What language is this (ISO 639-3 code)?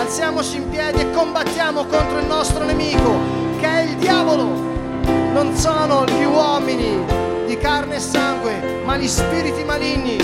slk